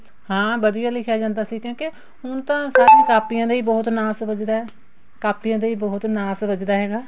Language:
Punjabi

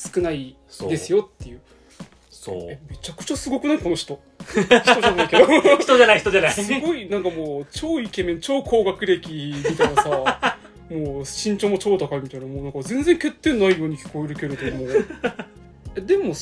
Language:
Japanese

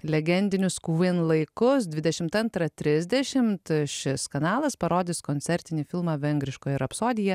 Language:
Lithuanian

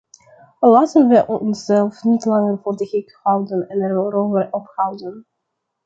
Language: Dutch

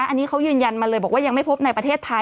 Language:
Thai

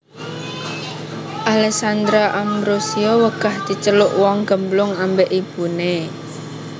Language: Javanese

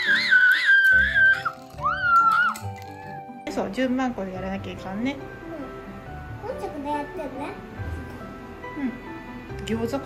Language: Japanese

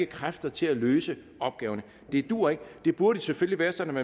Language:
Danish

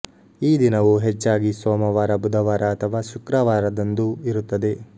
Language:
Kannada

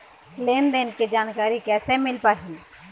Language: Chhattisgarhi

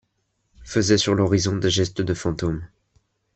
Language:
French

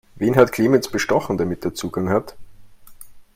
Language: German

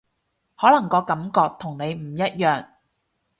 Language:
Cantonese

